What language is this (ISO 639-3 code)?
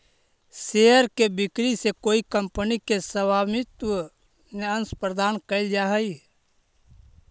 mag